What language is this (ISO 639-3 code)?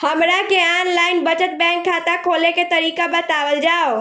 bho